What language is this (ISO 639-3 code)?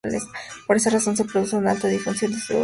spa